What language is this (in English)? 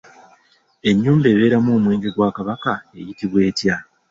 Ganda